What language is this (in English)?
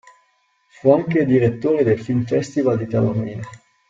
Italian